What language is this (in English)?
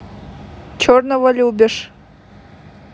Russian